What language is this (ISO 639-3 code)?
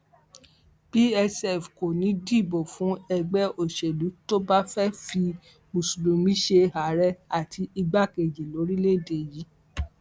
yor